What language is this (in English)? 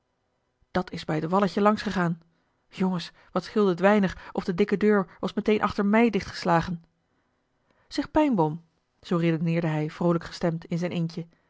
Dutch